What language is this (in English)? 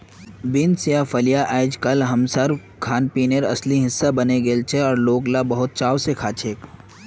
Magahi